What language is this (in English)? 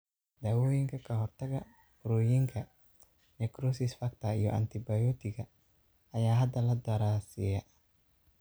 Somali